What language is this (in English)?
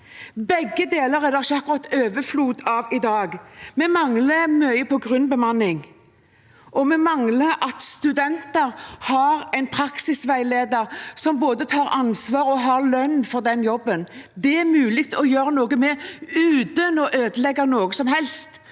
Norwegian